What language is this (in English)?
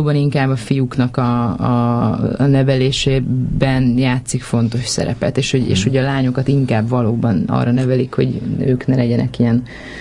Hungarian